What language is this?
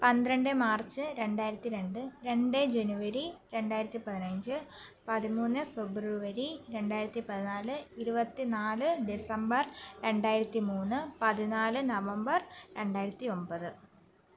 Malayalam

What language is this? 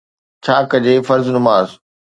Sindhi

